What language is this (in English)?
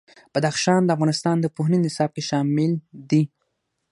Pashto